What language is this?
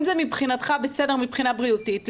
Hebrew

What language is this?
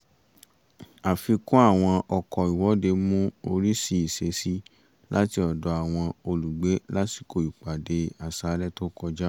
Yoruba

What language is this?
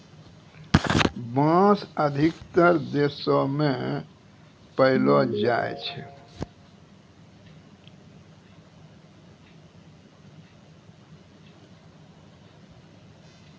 Maithili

